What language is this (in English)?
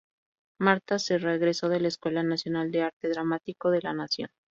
Spanish